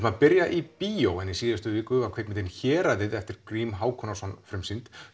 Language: Icelandic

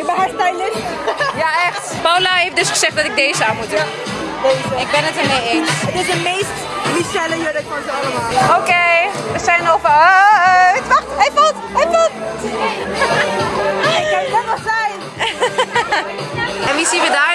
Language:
Dutch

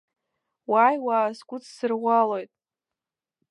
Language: Abkhazian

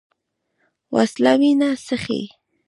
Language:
Pashto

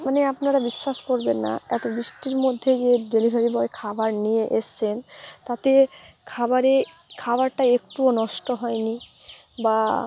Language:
Bangla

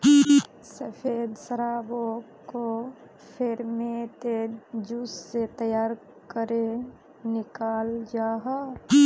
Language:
Magahi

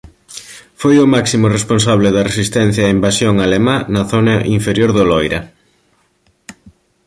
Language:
Galician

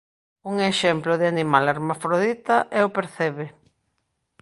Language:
Galician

